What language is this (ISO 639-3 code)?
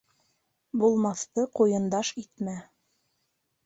bak